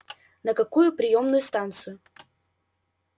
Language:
Russian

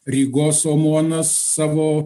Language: Lithuanian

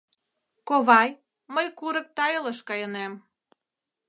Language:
Mari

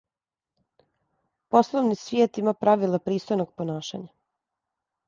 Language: Serbian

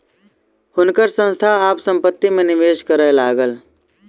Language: Maithili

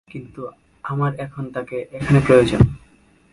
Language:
Bangla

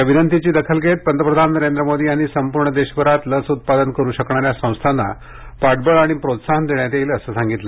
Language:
Marathi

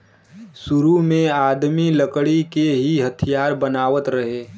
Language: Bhojpuri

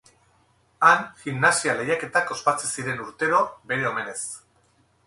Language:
Basque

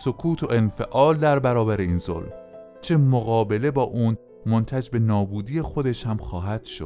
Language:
Persian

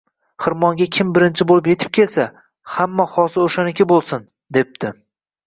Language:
Uzbek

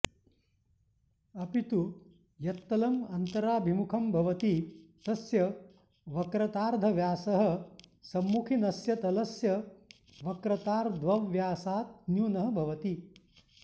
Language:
Sanskrit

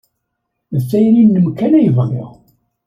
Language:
Kabyle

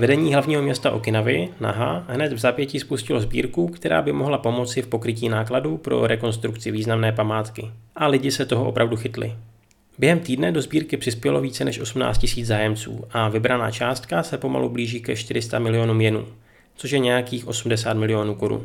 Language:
Czech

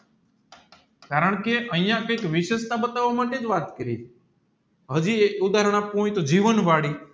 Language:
Gujarati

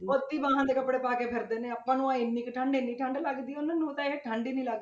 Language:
Punjabi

